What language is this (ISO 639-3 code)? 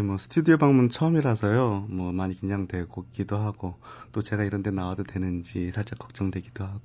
kor